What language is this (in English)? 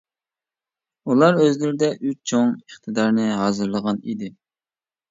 Uyghur